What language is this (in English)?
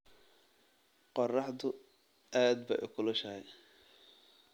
Somali